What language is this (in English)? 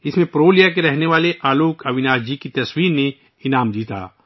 Urdu